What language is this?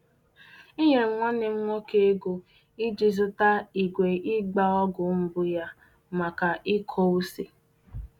Igbo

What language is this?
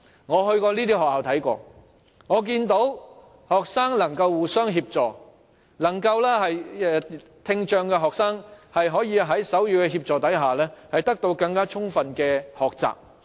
Cantonese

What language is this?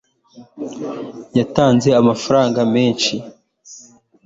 Kinyarwanda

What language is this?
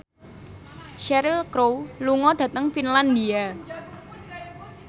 Javanese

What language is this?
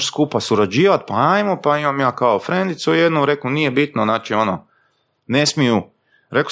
Croatian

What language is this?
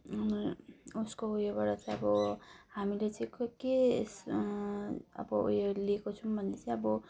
Nepali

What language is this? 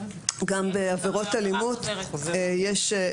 Hebrew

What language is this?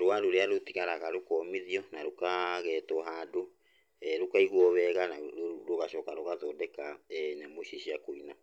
Kikuyu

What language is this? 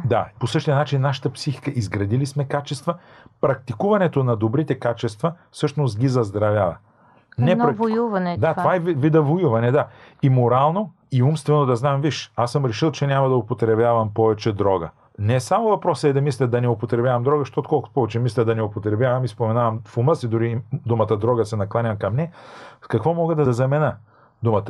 Bulgarian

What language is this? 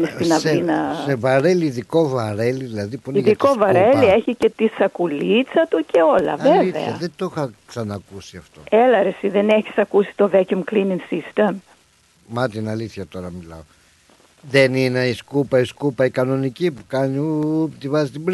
Greek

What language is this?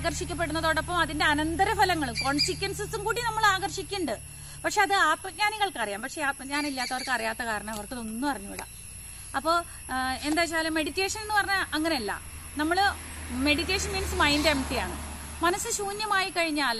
Malayalam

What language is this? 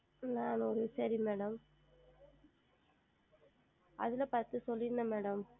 Tamil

